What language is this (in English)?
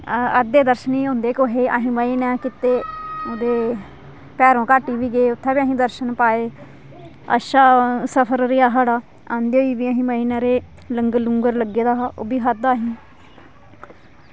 Dogri